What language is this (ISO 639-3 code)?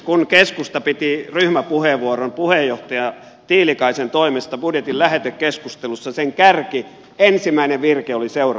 fin